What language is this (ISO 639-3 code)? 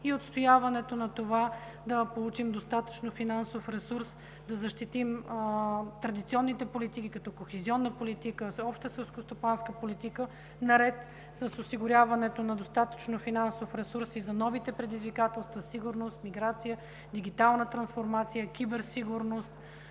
bul